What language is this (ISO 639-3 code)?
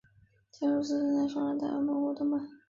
zho